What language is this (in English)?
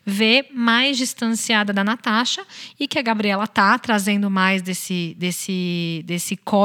Portuguese